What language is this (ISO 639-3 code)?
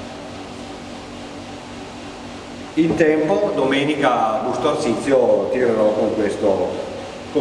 ita